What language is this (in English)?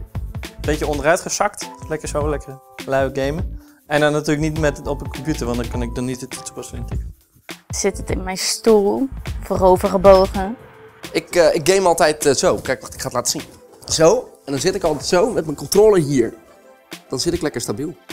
Dutch